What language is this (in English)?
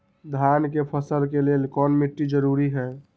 Magahi